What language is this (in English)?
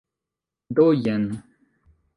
Esperanto